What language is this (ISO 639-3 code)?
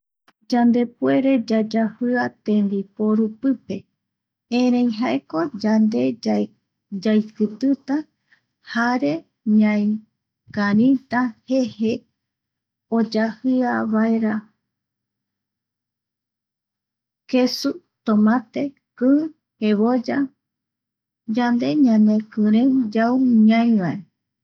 gui